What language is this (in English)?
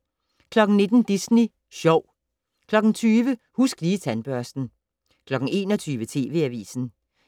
Danish